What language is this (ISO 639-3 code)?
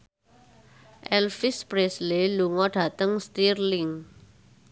jav